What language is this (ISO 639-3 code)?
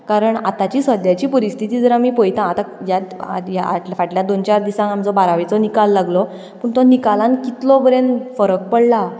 kok